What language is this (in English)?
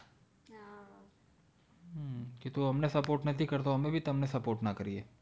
Gujarati